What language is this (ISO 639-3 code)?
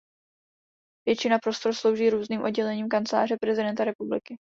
ces